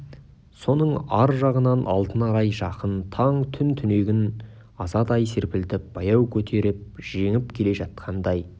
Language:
Kazakh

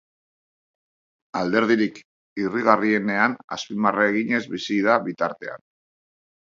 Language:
Basque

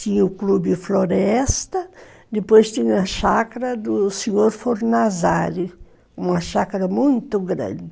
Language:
Portuguese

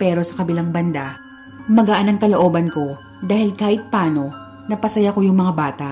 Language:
Filipino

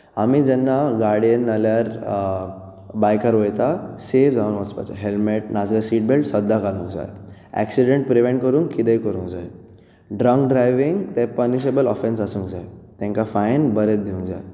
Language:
Konkani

